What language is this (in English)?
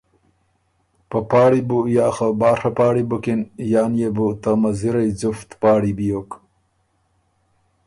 Ormuri